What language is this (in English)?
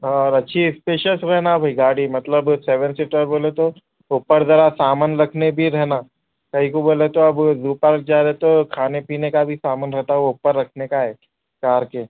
Urdu